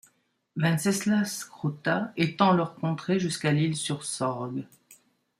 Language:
French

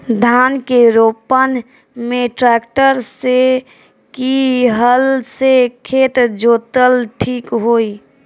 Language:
Bhojpuri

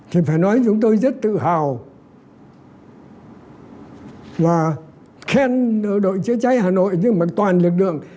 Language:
Vietnamese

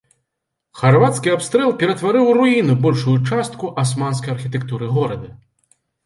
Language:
Belarusian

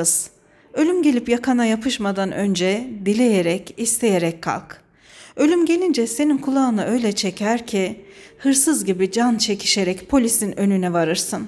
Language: Turkish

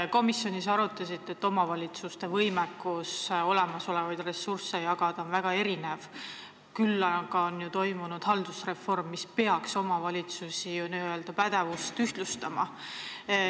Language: Estonian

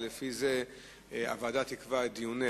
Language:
Hebrew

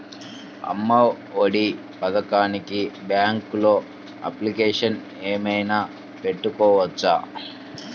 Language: Telugu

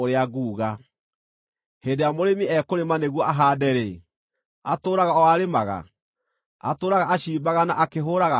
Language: Kikuyu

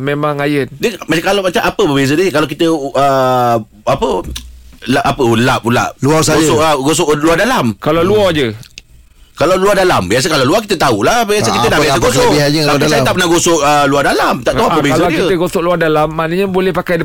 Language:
Malay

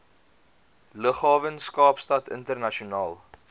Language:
Afrikaans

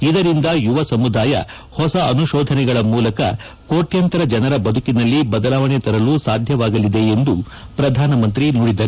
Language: Kannada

